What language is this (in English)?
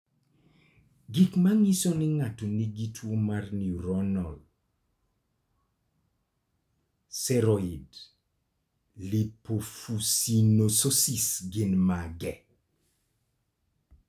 Luo (Kenya and Tanzania)